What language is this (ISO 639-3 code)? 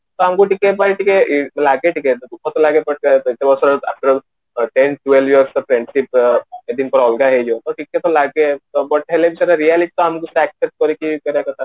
ori